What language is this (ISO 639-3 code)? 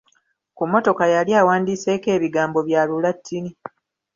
lug